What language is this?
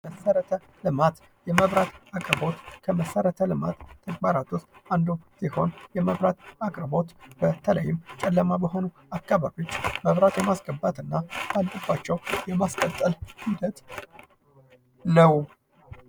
Amharic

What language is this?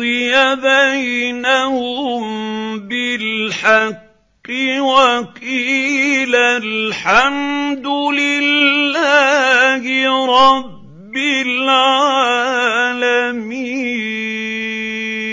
Arabic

